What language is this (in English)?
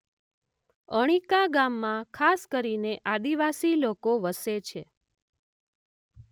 Gujarati